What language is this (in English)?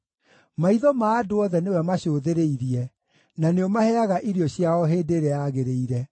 Kikuyu